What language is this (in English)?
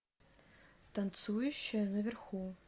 Russian